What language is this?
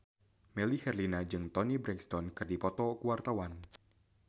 Sundanese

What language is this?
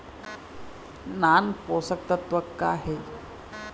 Chhattisgarhi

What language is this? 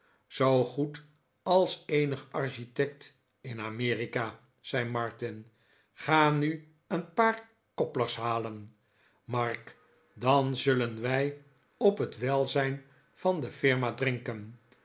Dutch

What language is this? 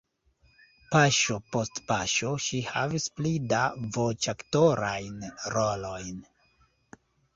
Esperanto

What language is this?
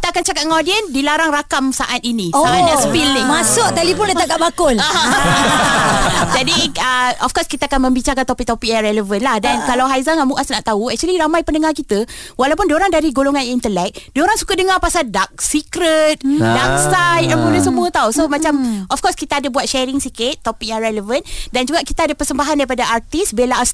Malay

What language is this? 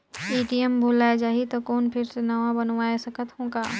Chhattisgarhi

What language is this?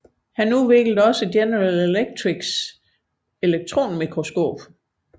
Danish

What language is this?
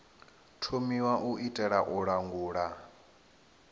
Venda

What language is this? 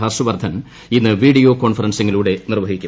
Malayalam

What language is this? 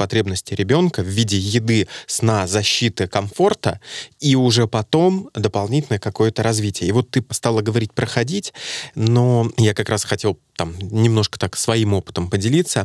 Russian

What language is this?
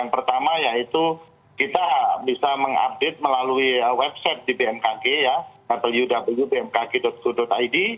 Indonesian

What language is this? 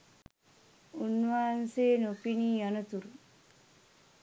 Sinhala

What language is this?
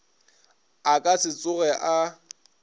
Northern Sotho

